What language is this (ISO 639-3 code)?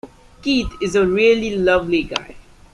eng